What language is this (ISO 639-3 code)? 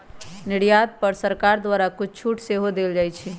mag